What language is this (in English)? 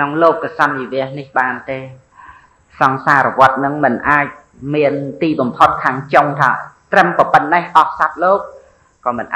Thai